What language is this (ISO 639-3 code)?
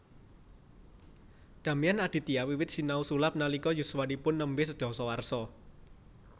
jav